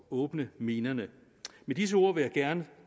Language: Danish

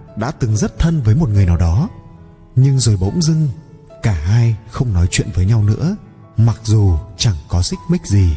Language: Vietnamese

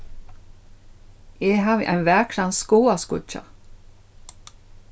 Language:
Faroese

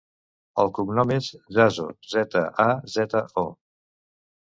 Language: Catalan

